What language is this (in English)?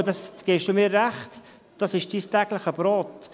Swiss German